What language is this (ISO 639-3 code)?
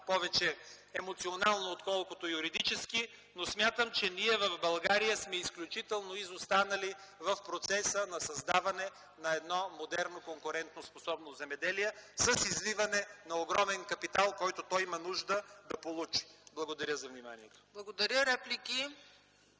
bul